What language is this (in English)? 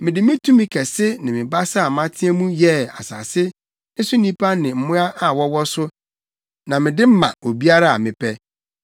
Akan